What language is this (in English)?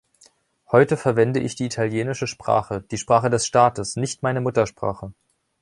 German